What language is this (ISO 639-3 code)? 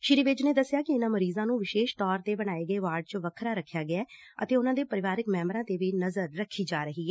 pan